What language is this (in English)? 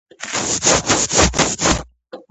Georgian